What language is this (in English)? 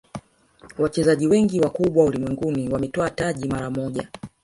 Swahili